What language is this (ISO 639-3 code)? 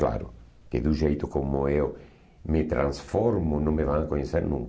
por